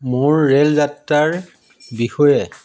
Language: Assamese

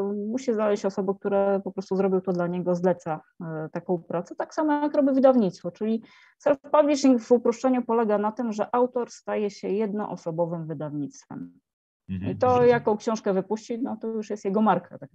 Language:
Polish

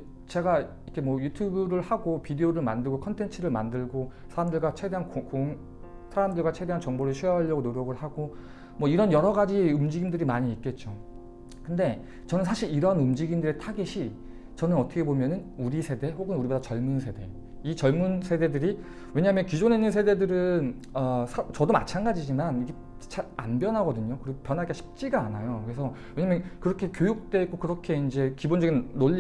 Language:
Korean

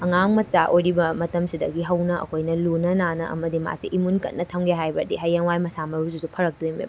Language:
Manipuri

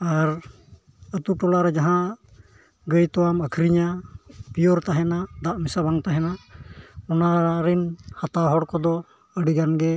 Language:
Santali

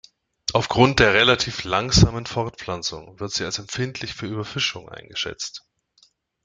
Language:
German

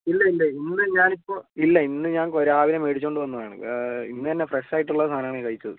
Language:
Malayalam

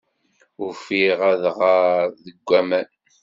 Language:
Kabyle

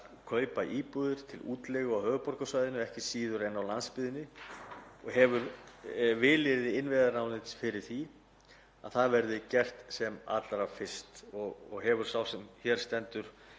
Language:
Icelandic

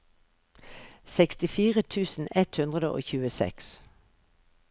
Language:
Norwegian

